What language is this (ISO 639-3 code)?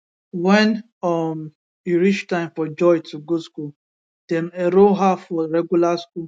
pcm